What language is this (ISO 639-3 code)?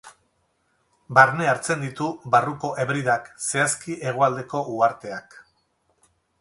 eus